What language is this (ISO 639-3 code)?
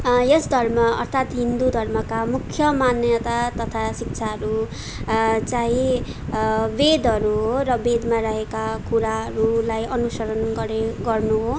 nep